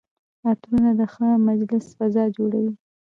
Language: Pashto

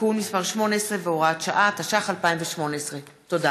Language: Hebrew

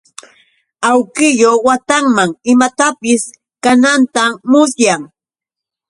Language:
Yauyos Quechua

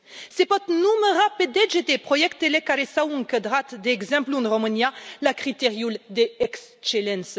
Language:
Romanian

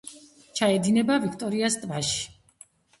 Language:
Georgian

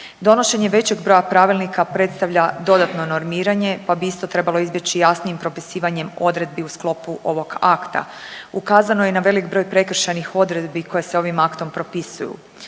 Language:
Croatian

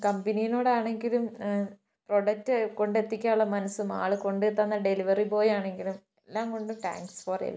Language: Malayalam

